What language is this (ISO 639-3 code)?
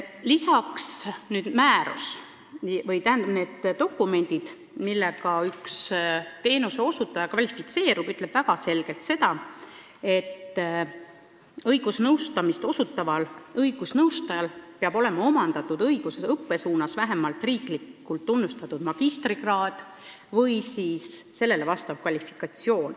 est